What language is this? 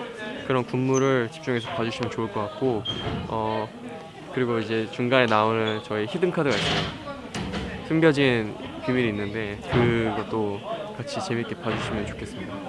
Korean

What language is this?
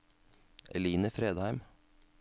Norwegian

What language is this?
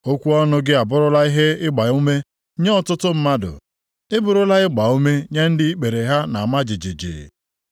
Igbo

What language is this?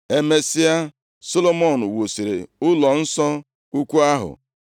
Igbo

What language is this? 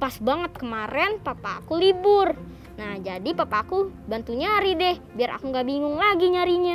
Indonesian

